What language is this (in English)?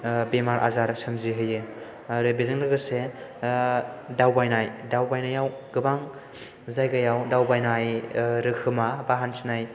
Bodo